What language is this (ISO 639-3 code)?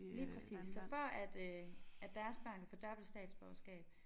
dan